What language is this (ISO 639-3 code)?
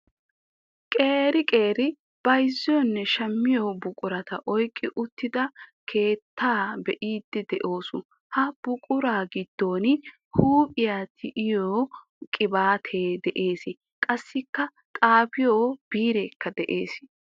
wal